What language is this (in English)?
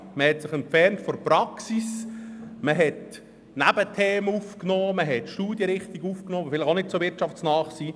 Swiss German